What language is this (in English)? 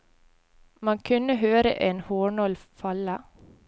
Norwegian